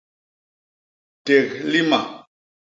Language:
Basaa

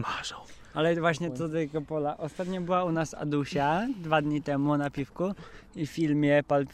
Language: Polish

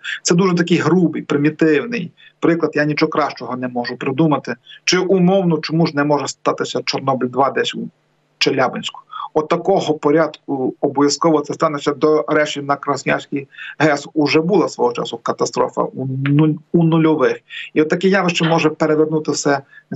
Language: Ukrainian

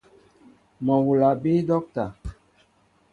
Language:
Mbo (Cameroon)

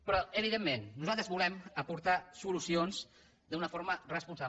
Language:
Catalan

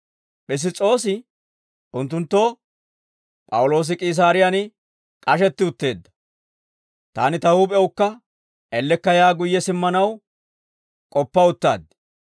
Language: Dawro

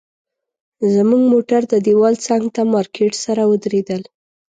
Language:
Pashto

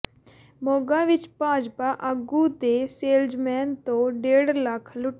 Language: Punjabi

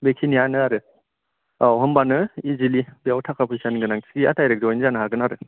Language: Bodo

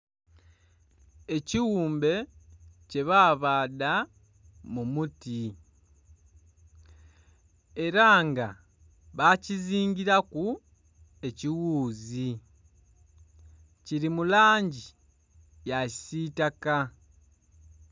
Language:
Soga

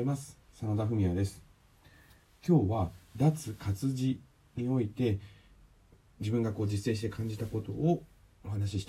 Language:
Japanese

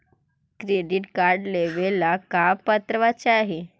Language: Magahi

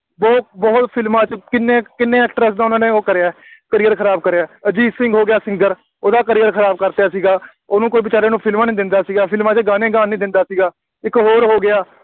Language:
Punjabi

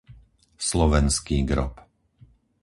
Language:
Slovak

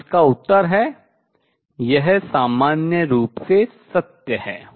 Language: Hindi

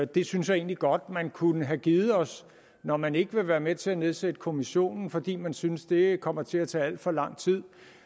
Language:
Danish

